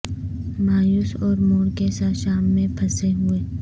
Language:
Urdu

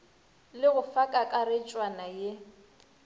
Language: Northern Sotho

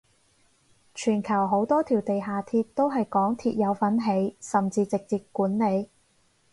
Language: Cantonese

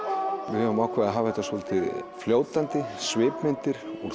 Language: Icelandic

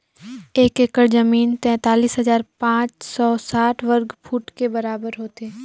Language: Chhattisgarhi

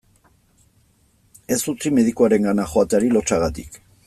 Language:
Basque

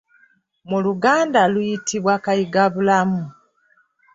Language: Ganda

